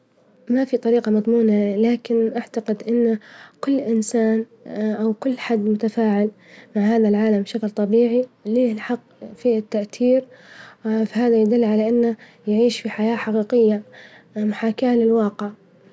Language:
Libyan Arabic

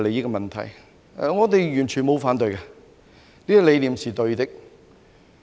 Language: Cantonese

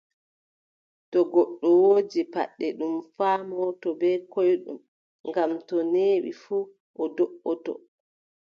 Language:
Adamawa Fulfulde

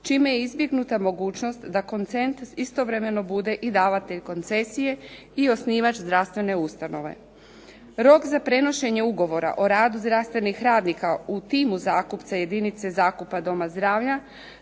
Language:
Croatian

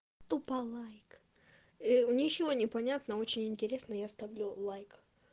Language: Russian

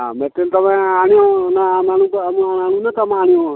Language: Odia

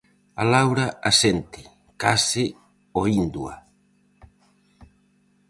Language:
Galician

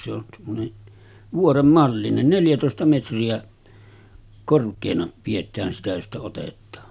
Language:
Finnish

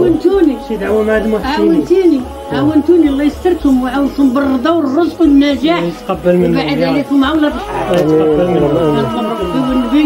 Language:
Arabic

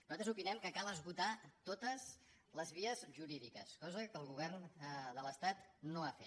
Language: Catalan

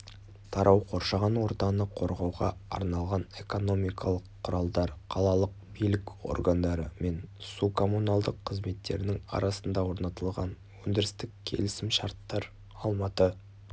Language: Kazakh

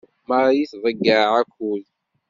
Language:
Kabyle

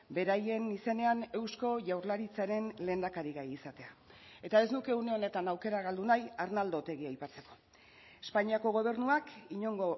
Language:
Basque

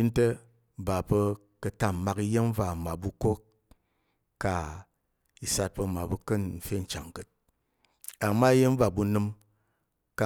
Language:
Tarok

